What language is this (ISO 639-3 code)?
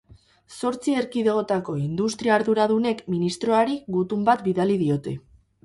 eus